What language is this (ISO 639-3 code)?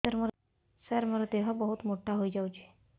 ori